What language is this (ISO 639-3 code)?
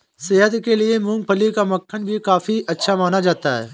hin